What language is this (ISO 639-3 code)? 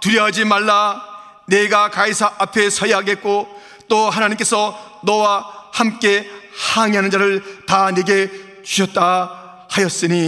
kor